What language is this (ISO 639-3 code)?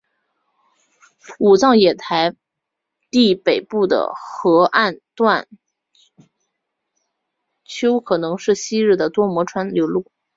zho